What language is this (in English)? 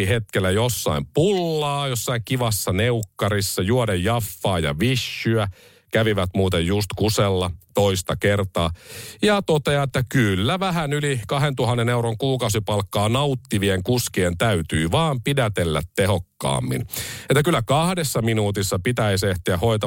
Finnish